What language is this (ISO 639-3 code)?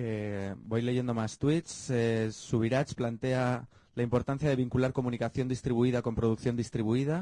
spa